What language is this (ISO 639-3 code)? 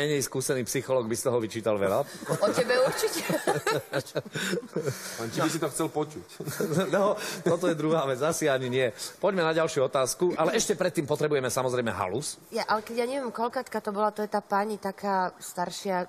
slk